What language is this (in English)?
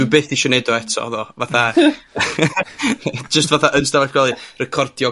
Welsh